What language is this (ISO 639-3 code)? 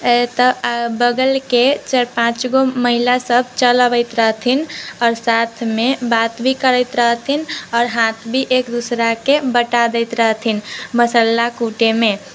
mai